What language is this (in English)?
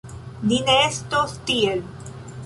Esperanto